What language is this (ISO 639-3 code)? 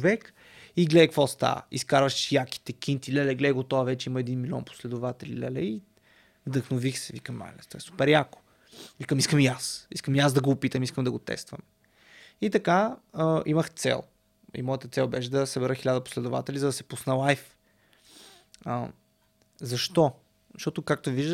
bul